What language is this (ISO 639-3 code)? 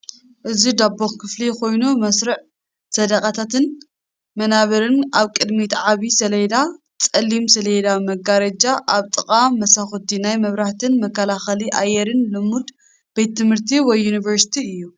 tir